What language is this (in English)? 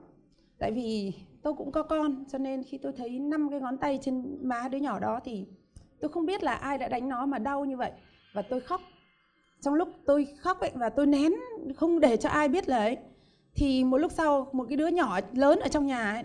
Vietnamese